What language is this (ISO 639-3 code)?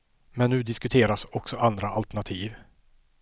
swe